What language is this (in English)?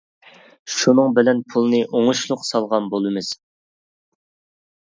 Uyghur